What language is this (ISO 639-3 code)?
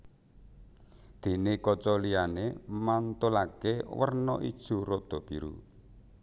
jav